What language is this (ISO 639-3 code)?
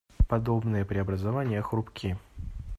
rus